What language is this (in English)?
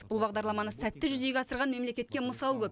Kazakh